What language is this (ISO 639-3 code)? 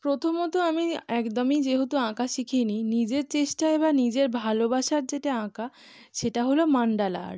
ben